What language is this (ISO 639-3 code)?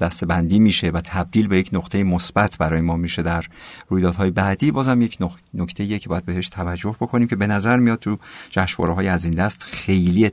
fas